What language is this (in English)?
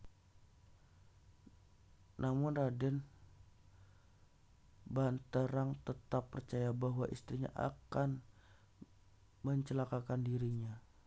Javanese